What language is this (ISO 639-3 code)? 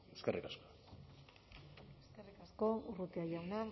eus